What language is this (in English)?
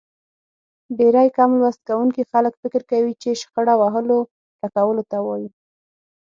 Pashto